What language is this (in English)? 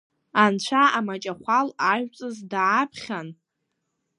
Abkhazian